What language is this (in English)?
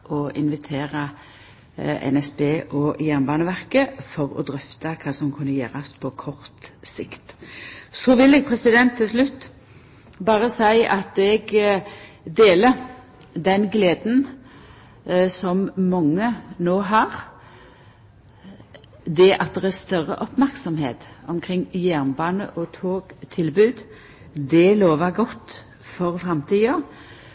Norwegian Nynorsk